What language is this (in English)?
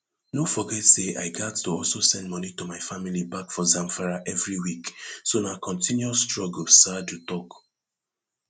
Nigerian Pidgin